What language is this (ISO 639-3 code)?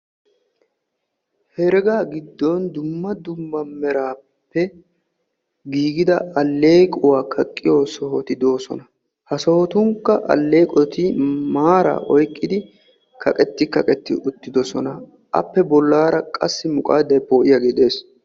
wal